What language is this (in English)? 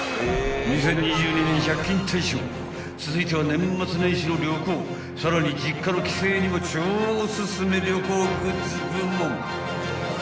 Japanese